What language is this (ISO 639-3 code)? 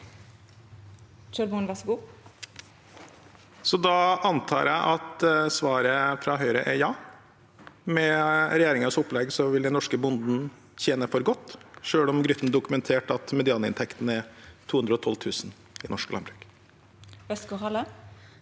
nor